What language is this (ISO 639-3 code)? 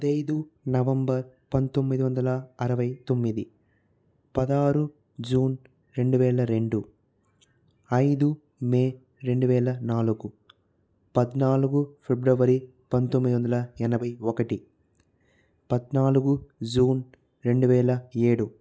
tel